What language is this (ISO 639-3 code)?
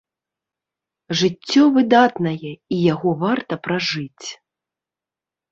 bel